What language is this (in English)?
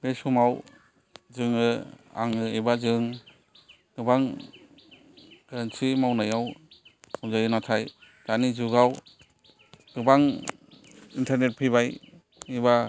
Bodo